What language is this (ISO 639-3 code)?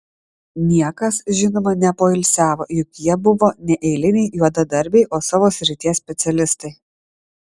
lit